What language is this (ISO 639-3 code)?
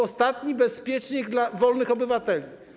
pol